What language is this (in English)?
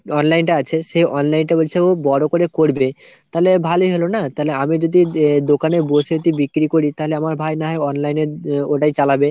Bangla